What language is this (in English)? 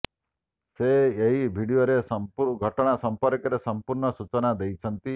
Odia